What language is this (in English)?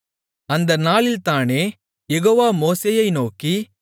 Tamil